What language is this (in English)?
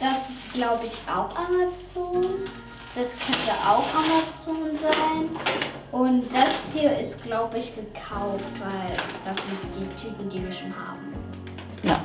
German